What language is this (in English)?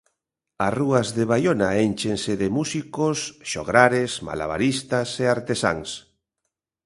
Galician